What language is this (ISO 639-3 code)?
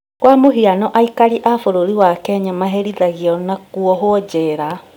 kik